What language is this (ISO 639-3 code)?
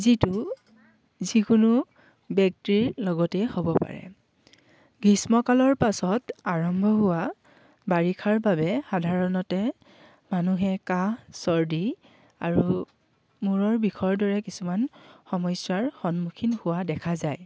asm